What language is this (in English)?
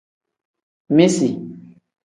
Tem